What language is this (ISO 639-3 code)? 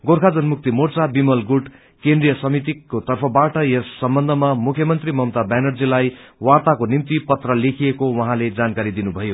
nep